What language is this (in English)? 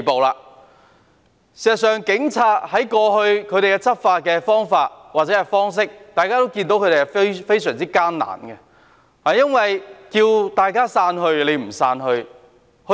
Cantonese